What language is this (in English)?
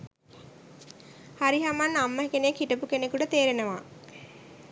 Sinhala